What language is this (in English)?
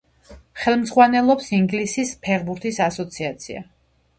Georgian